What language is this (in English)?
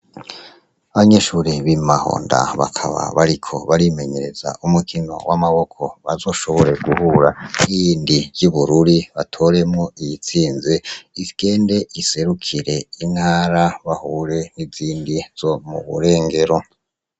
Rundi